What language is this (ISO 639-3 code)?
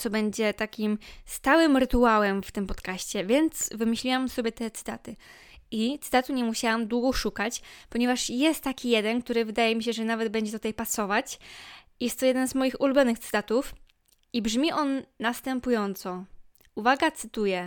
pol